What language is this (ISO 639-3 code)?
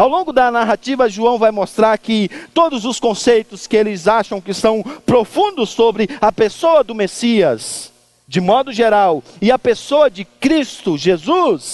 por